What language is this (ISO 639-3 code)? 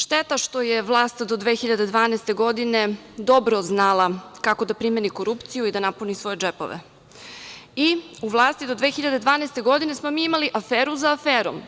srp